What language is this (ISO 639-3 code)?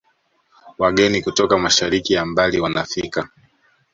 swa